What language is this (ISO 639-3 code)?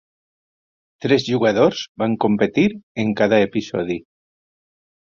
cat